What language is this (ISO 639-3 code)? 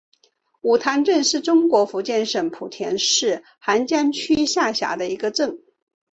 zho